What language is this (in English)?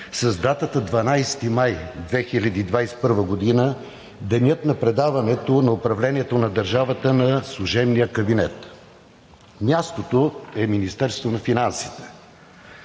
Bulgarian